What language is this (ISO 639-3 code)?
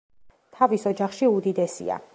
kat